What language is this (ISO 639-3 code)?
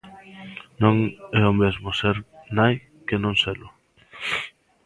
glg